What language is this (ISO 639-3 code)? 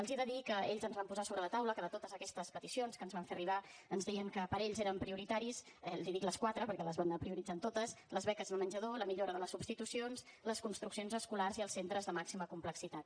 cat